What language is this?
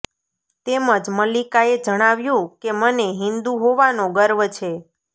Gujarati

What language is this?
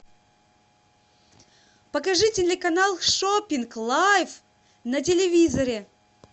Russian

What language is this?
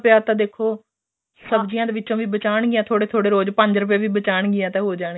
Punjabi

